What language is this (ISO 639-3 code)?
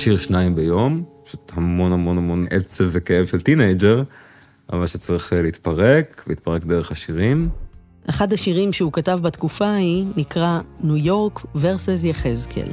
heb